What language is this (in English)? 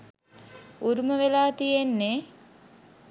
Sinhala